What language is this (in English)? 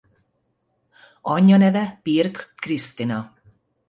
Hungarian